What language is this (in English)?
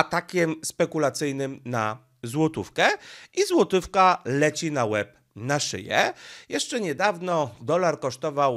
Polish